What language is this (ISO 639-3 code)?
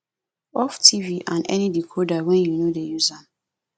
pcm